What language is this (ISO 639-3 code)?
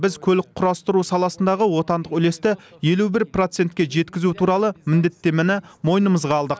kaz